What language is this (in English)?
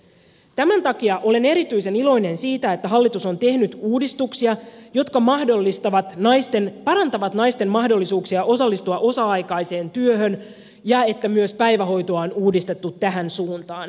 Finnish